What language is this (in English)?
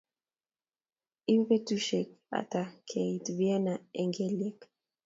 Kalenjin